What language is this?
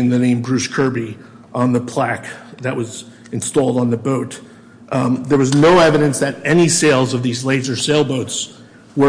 English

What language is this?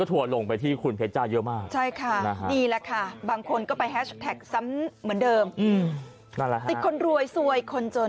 Thai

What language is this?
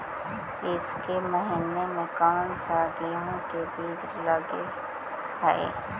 Magahi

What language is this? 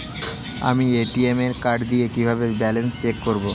Bangla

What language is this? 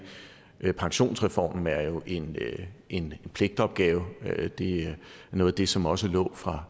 Danish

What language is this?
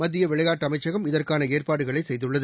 Tamil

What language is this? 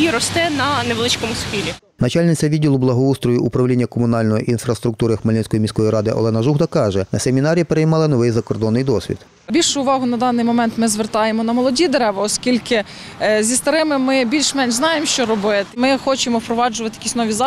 Ukrainian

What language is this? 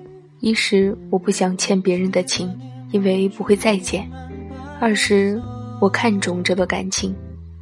Chinese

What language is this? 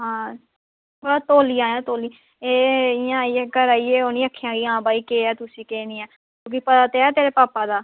Dogri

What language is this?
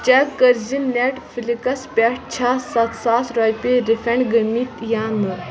Kashmiri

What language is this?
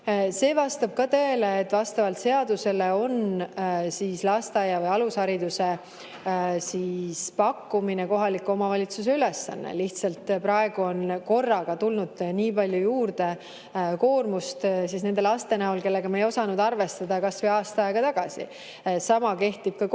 Estonian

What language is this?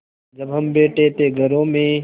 Hindi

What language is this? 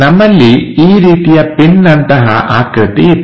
Kannada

